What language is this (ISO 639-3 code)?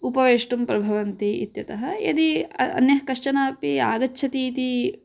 san